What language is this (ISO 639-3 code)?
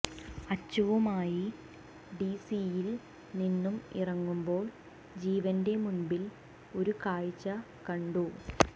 mal